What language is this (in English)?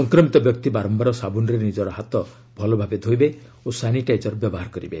Odia